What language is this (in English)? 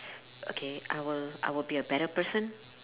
English